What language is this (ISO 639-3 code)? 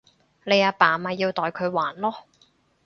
yue